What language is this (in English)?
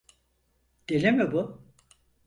Turkish